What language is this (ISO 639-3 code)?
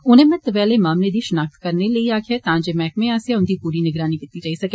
doi